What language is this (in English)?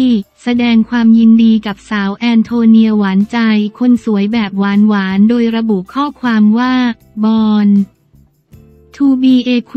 Thai